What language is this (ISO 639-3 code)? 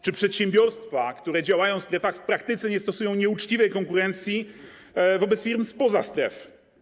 pol